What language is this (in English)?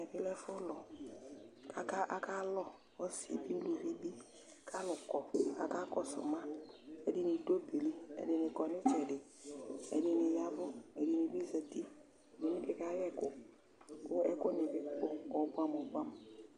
Ikposo